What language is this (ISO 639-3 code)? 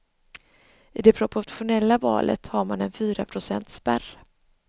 swe